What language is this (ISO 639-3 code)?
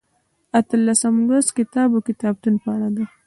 pus